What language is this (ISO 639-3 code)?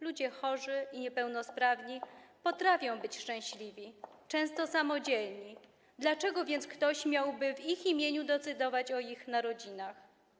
pol